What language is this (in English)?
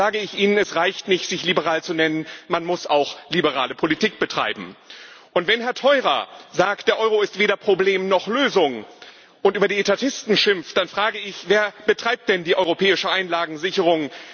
German